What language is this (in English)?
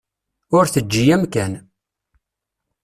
Kabyle